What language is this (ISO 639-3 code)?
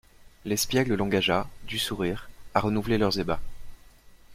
fra